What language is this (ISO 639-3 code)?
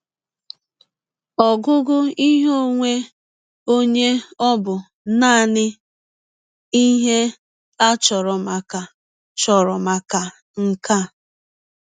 ibo